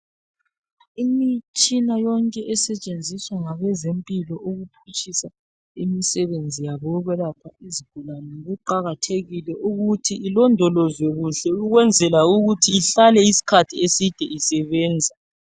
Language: North Ndebele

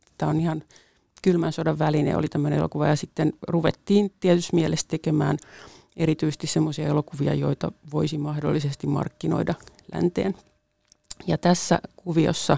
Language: Finnish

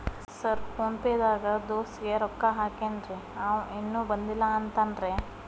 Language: Kannada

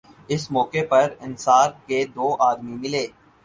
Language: Urdu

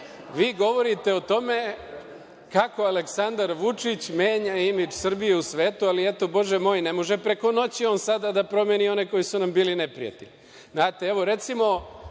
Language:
Serbian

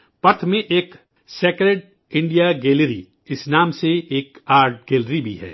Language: Urdu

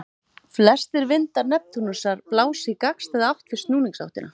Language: Icelandic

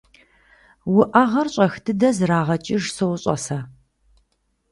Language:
Kabardian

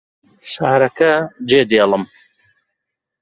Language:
Central Kurdish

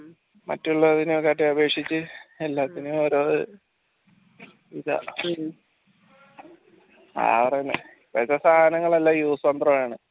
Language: Malayalam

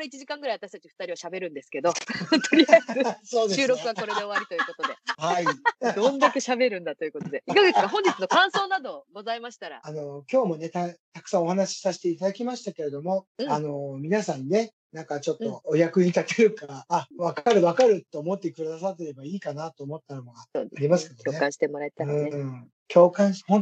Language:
Japanese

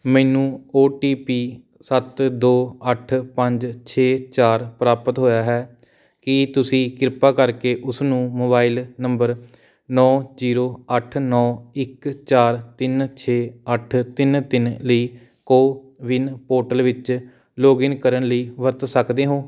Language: Punjabi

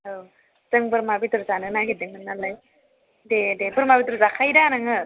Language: Bodo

